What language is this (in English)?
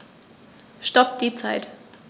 German